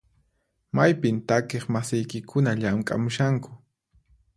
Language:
Puno Quechua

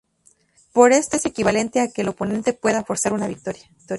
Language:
Spanish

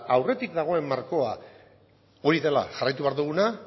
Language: Basque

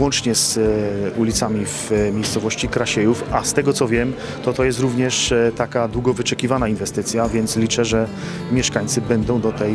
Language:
Polish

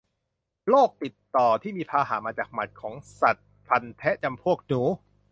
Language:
Thai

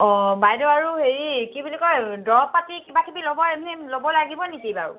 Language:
Assamese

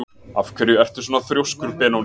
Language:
Icelandic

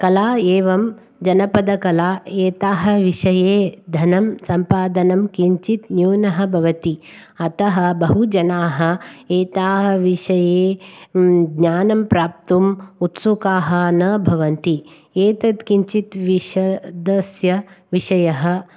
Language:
Sanskrit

